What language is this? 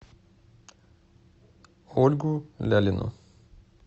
Russian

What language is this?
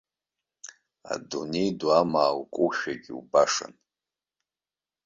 Abkhazian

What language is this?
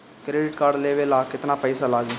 Bhojpuri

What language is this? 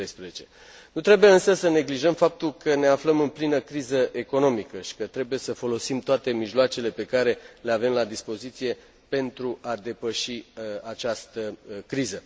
Romanian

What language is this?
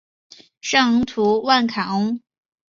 Chinese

